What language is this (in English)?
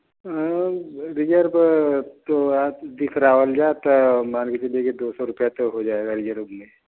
Hindi